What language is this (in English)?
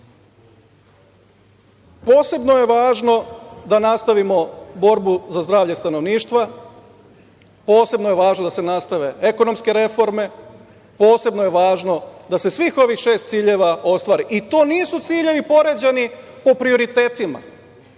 Serbian